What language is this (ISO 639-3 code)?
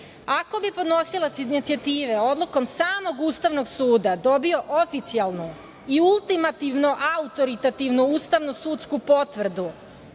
srp